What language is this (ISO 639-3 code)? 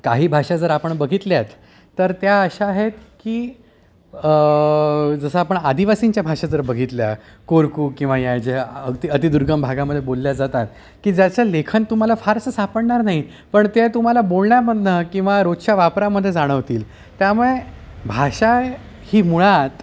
mar